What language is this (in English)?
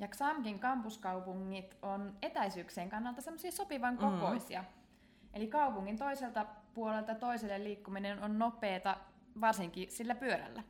Finnish